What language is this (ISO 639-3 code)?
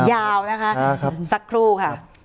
tha